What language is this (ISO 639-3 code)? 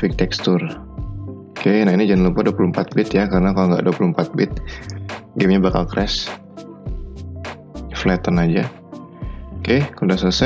ind